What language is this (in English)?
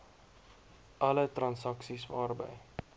Afrikaans